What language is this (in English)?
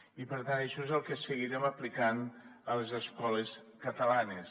Catalan